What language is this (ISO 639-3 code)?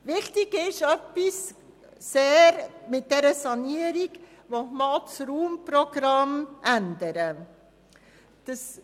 gsw